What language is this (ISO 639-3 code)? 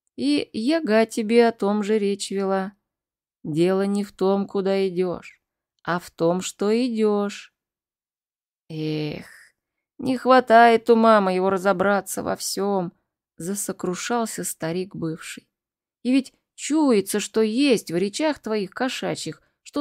rus